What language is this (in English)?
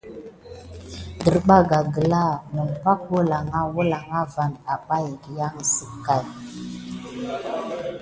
Gidar